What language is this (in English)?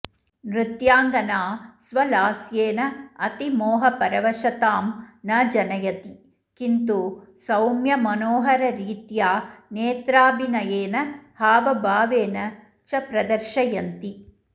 Sanskrit